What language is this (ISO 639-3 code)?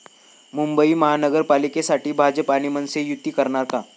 mar